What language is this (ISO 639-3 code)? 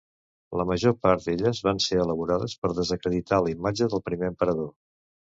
cat